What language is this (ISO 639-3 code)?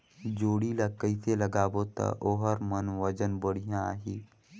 hne